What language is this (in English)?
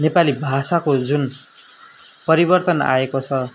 Nepali